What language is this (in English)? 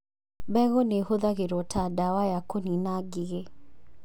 Kikuyu